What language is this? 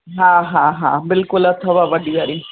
Sindhi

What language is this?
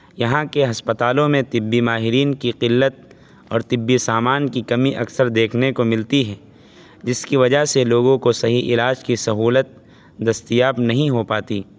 Urdu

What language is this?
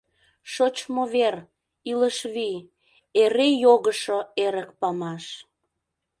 Mari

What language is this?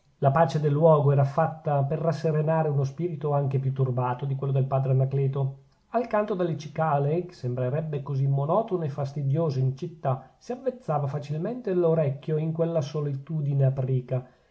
Italian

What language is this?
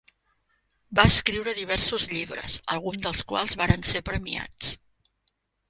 Catalan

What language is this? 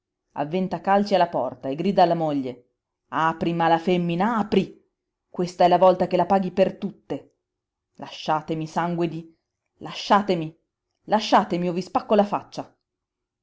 Italian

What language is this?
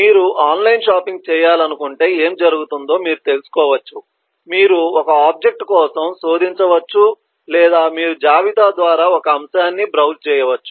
Telugu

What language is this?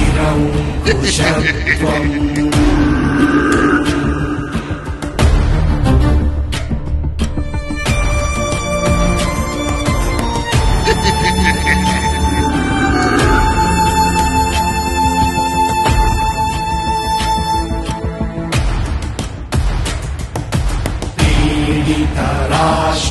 Arabic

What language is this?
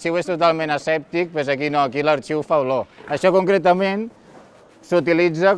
Catalan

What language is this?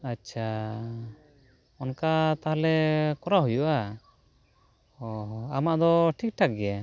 Santali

